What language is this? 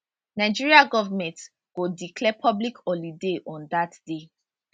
Nigerian Pidgin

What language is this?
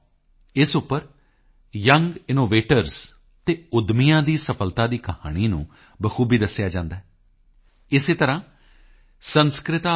Punjabi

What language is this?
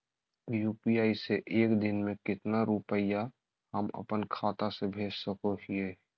Magahi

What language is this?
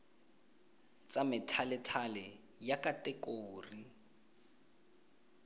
Tswana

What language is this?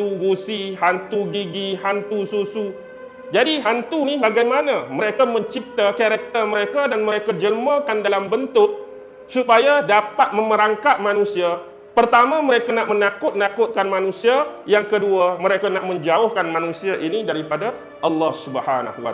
Malay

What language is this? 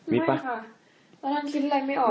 Thai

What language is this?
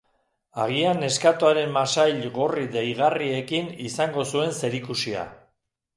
Basque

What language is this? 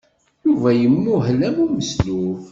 Kabyle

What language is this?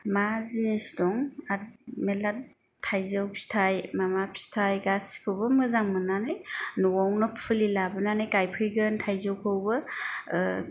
Bodo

